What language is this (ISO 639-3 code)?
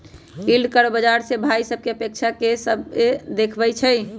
mag